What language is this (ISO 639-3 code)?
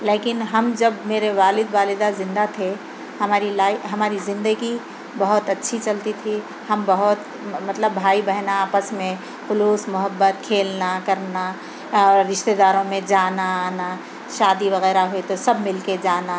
urd